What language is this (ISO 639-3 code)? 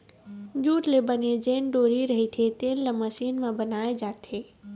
hne